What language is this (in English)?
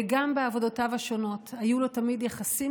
Hebrew